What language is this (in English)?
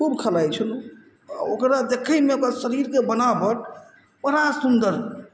Maithili